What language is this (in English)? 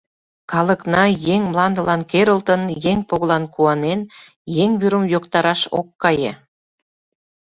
Mari